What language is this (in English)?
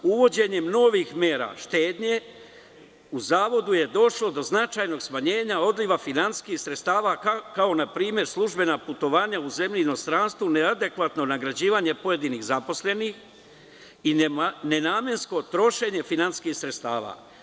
Serbian